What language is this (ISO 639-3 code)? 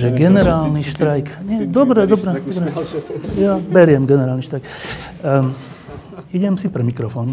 slk